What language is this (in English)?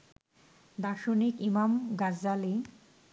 Bangla